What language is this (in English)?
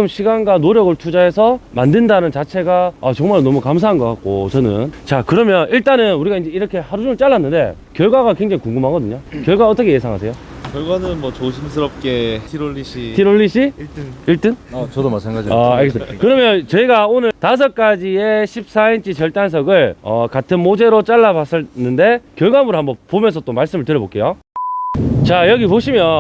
Korean